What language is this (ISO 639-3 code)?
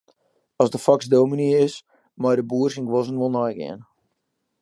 fry